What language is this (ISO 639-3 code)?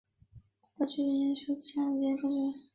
zho